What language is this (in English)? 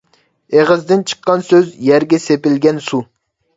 Uyghur